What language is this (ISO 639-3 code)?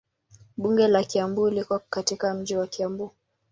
swa